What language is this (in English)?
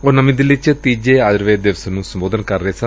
Punjabi